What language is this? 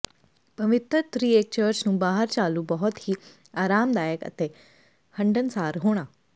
Punjabi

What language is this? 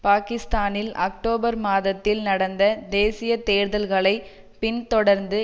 Tamil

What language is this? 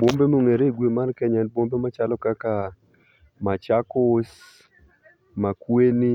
Luo (Kenya and Tanzania)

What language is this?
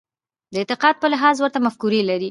Pashto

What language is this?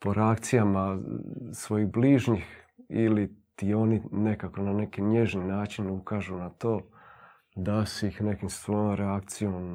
Croatian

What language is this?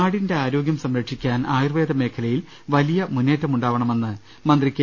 Malayalam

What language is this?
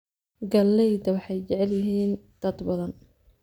Somali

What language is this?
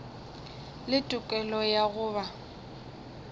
Northern Sotho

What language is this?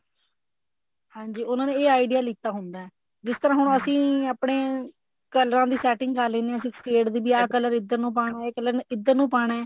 Punjabi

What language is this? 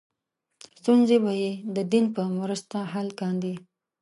Pashto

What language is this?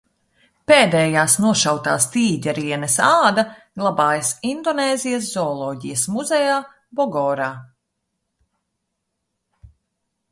Latvian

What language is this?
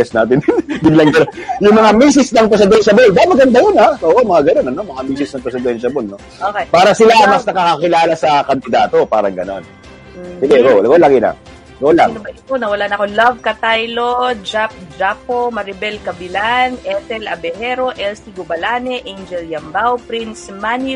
Filipino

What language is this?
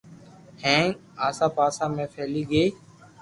Loarki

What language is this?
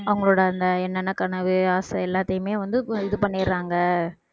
Tamil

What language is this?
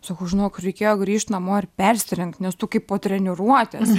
Lithuanian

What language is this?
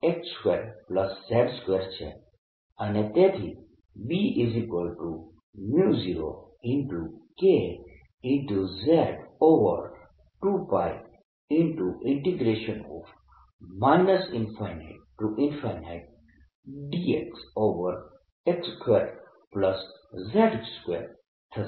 Gujarati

